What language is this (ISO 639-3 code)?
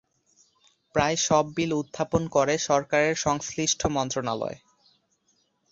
ben